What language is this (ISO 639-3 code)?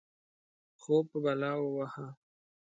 pus